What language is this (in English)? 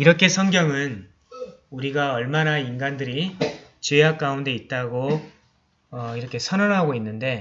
Korean